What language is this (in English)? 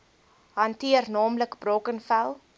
Afrikaans